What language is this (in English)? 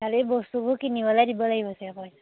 Assamese